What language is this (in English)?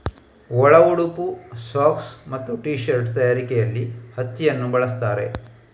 Kannada